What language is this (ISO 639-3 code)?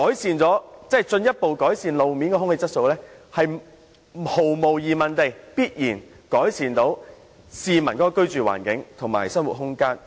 yue